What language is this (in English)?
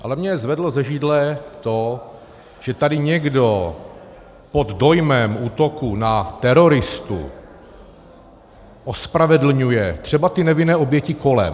Czech